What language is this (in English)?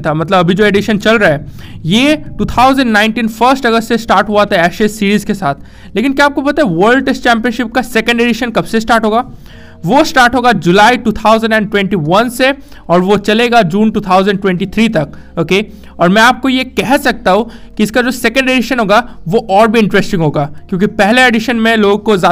Hindi